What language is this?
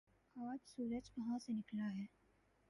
Urdu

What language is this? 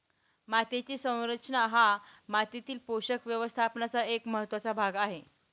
Marathi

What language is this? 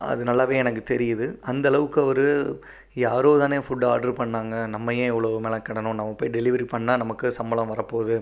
Tamil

